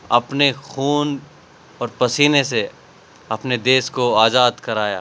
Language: Urdu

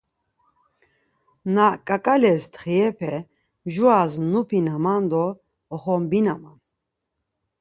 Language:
Laz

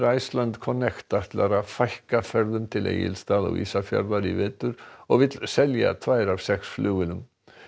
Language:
Icelandic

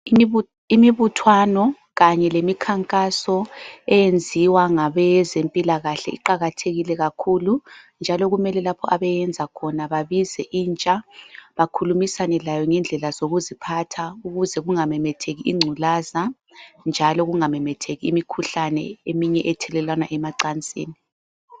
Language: North Ndebele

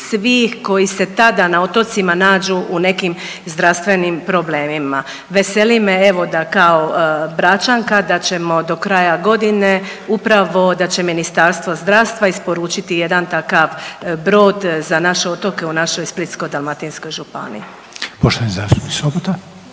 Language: Croatian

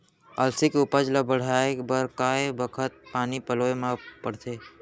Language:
Chhattisgarhi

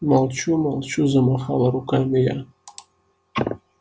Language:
Russian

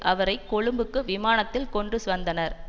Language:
Tamil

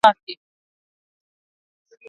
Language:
Swahili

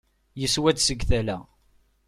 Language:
Kabyle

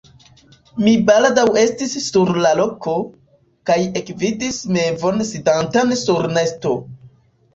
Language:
Esperanto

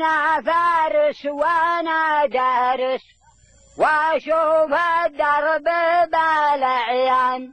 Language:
Arabic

